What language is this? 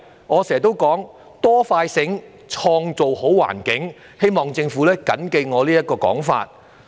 Cantonese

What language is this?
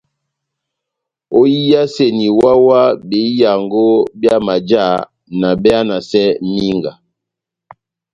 Batanga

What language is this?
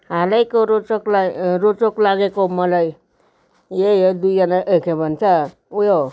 Nepali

